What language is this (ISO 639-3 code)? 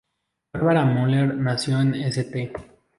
spa